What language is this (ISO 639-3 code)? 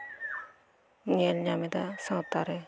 sat